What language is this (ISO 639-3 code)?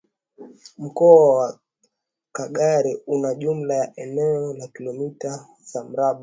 swa